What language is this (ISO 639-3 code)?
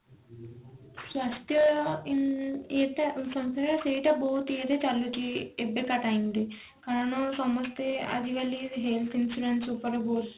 ori